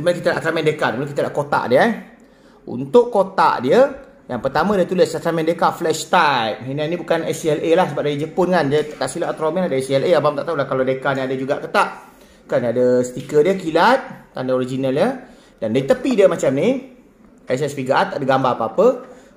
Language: Malay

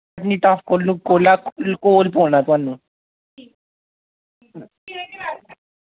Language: Dogri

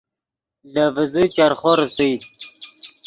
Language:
Yidgha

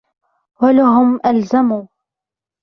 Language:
Arabic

